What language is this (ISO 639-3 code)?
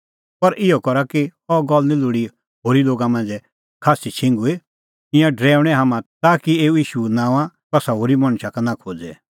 kfx